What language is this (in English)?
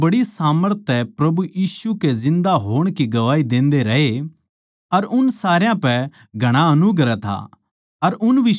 Haryanvi